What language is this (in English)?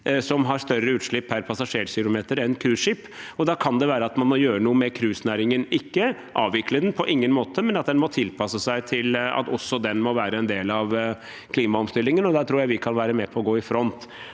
Norwegian